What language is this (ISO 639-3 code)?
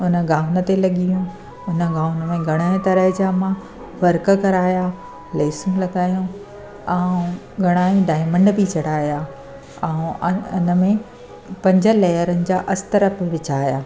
snd